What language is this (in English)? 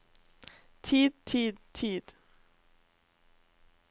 Norwegian